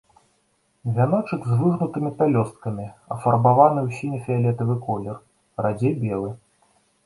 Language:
Belarusian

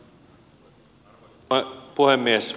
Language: Finnish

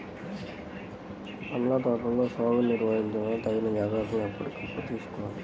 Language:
Telugu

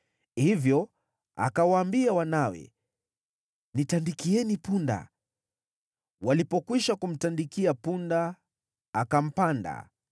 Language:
Swahili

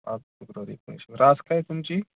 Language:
Marathi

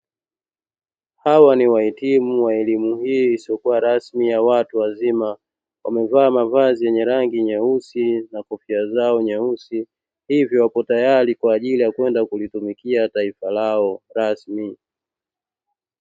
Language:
Swahili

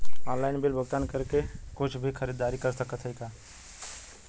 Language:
Bhojpuri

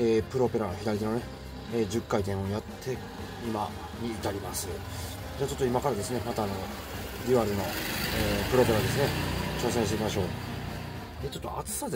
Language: Japanese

